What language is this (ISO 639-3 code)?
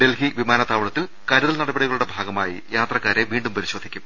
mal